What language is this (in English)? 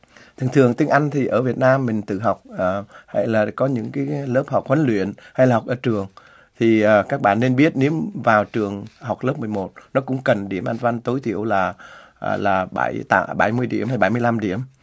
Vietnamese